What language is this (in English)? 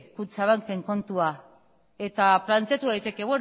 Basque